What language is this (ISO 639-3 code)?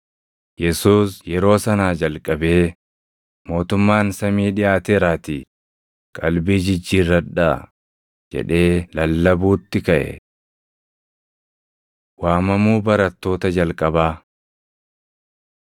orm